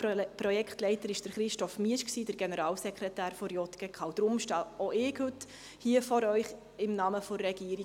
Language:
Swiss German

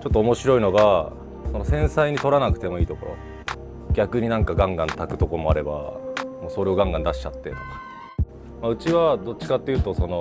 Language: Japanese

